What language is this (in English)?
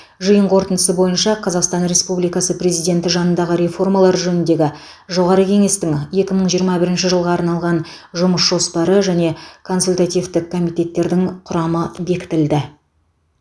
Kazakh